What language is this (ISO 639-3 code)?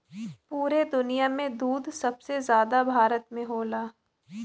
bho